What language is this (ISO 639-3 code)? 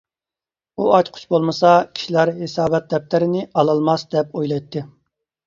uig